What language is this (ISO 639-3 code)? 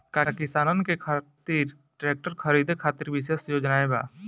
bho